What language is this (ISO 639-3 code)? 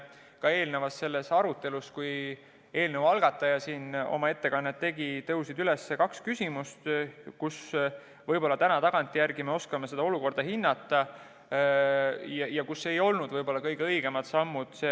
est